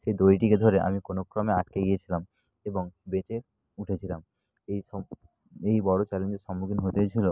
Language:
Bangla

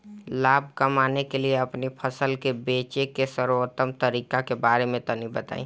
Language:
Bhojpuri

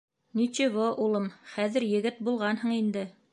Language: Bashkir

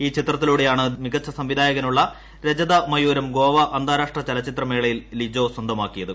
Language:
Malayalam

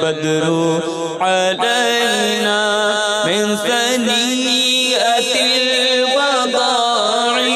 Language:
Indonesian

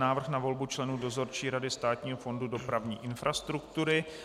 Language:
Czech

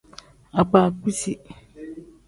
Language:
Tem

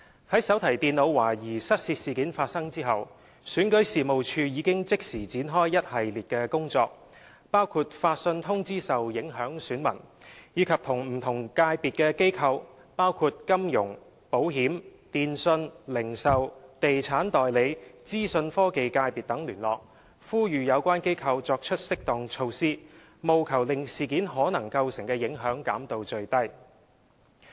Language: Cantonese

